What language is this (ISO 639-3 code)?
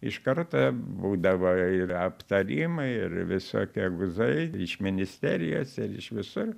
lit